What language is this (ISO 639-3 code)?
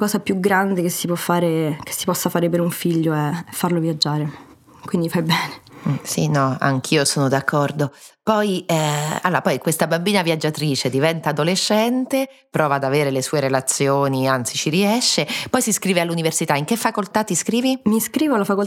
ita